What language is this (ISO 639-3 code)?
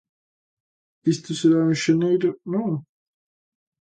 glg